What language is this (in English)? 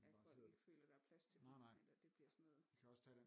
Danish